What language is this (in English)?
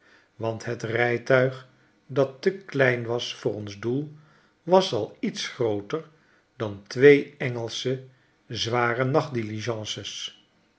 Dutch